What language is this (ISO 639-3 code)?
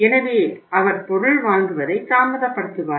tam